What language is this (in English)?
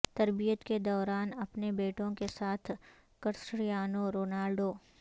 Urdu